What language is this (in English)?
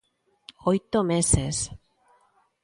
Galician